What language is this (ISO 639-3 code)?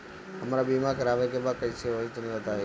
bho